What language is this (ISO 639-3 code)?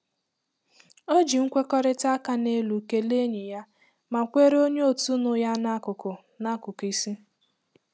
ibo